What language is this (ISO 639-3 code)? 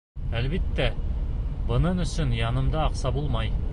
bak